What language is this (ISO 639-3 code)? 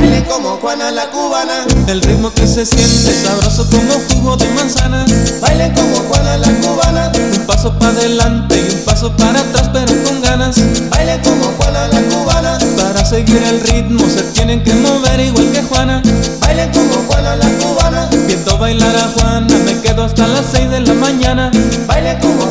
spa